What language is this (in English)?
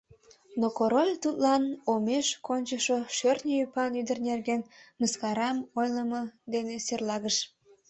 Mari